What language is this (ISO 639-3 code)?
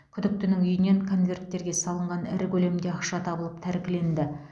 kaz